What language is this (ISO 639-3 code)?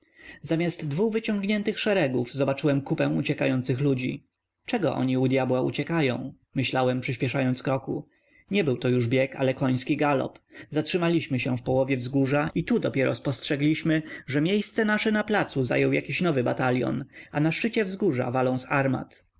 pol